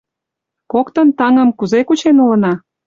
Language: Mari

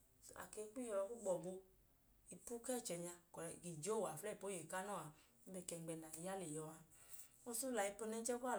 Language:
Idoma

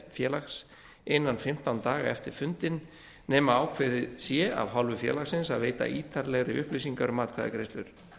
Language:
Icelandic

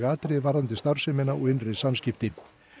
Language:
Icelandic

